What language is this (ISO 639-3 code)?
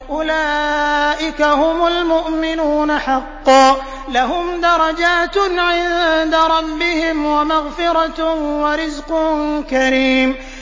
ara